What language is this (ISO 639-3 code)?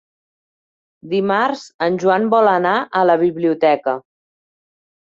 cat